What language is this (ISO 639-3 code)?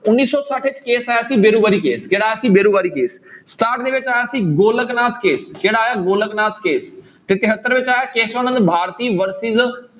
pan